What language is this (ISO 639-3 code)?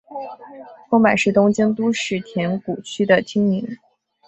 zho